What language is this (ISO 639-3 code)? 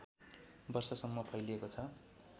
nep